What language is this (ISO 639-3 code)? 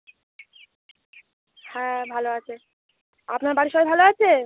ben